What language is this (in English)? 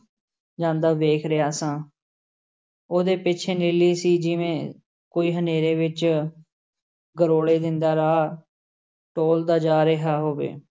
Punjabi